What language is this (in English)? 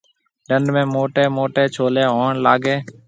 Marwari (Pakistan)